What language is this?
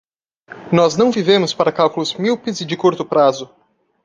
Portuguese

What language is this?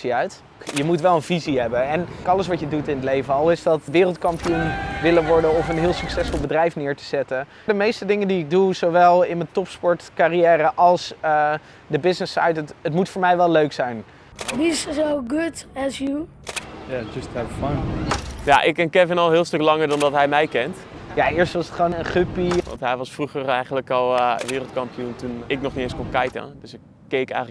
Dutch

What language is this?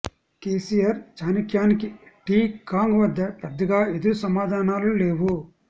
Telugu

